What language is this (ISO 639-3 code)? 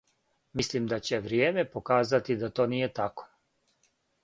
srp